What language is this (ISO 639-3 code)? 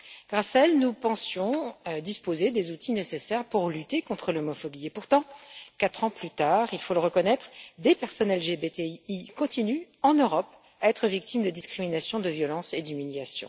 fra